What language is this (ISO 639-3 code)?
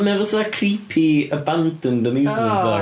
cym